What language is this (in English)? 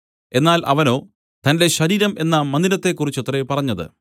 Malayalam